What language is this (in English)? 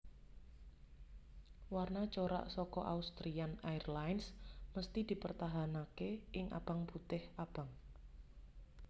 Javanese